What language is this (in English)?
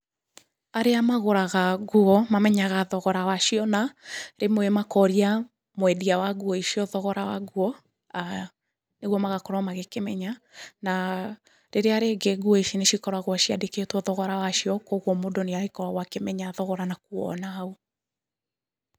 Kikuyu